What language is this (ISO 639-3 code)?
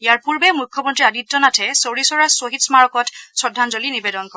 asm